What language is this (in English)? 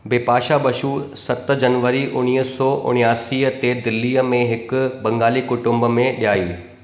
Sindhi